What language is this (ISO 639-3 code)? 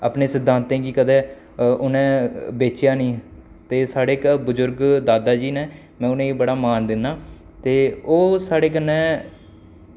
doi